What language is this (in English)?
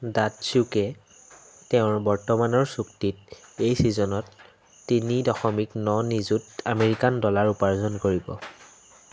Assamese